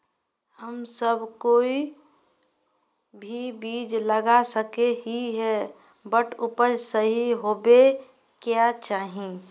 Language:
Magahi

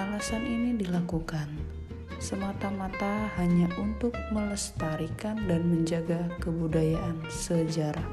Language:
Indonesian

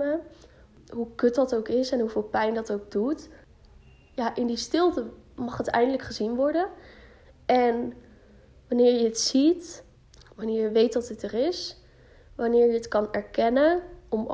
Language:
Dutch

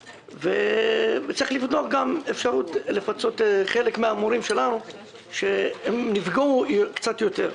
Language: Hebrew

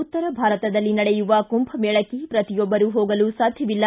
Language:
Kannada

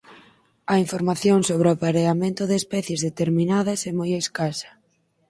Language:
Galician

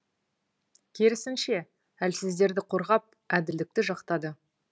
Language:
Kazakh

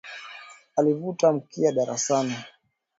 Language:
Swahili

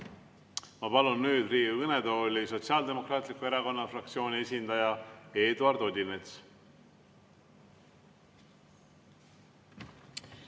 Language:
Estonian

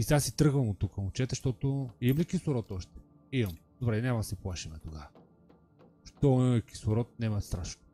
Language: Bulgarian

